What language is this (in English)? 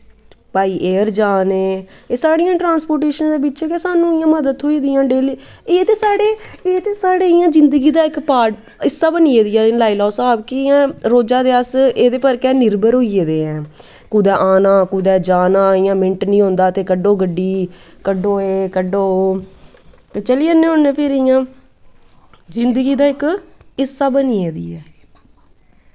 Dogri